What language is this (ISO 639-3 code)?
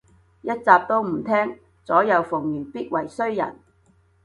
yue